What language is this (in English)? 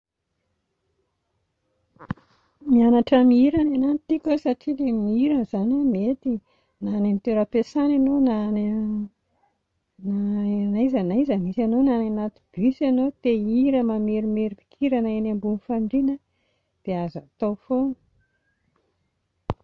Malagasy